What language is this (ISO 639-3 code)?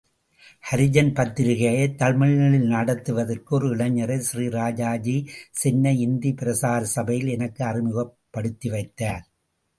tam